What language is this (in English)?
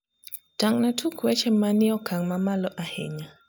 Luo (Kenya and Tanzania)